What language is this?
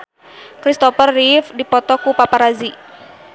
Sundanese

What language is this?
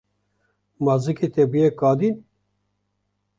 Kurdish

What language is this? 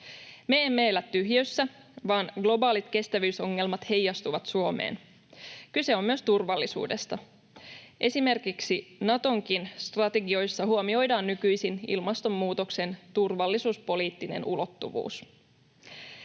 Finnish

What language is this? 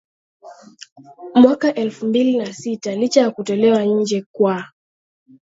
Swahili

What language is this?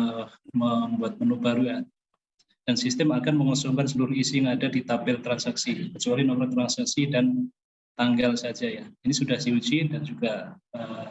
Indonesian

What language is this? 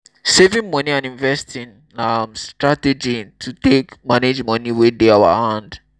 Nigerian Pidgin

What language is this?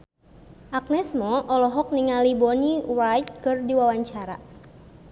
Sundanese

